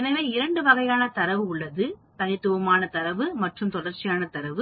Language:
Tamil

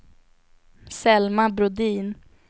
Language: Swedish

